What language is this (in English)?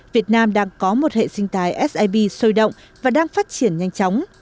Vietnamese